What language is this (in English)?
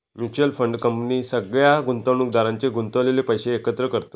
Marathi